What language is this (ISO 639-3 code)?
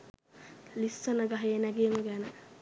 sin